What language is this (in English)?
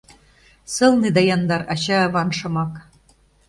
Mari